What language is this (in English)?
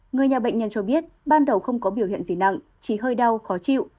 Vietnamese